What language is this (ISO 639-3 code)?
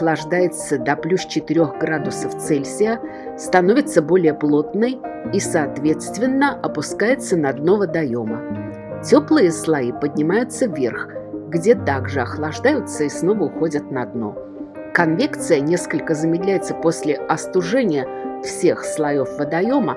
rus